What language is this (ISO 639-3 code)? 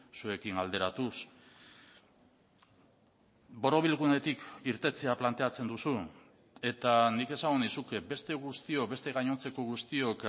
eus